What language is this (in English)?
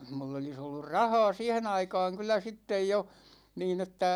Finnish